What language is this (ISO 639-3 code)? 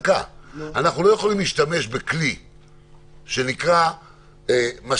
heb